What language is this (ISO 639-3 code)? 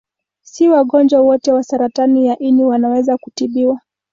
swa